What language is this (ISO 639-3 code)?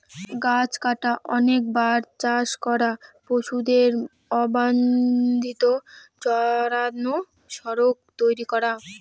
ben